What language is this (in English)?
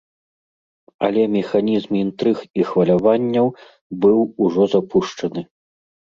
Belarusian